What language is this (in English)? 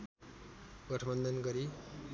Nepali